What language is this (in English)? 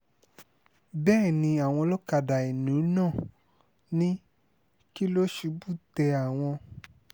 Yoruba